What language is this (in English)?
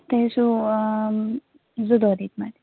Kashmiri